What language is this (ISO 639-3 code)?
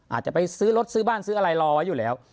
tha